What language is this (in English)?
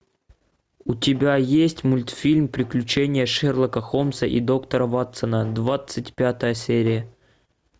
Russian